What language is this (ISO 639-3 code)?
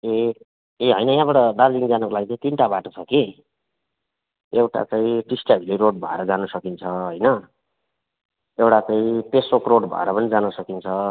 nep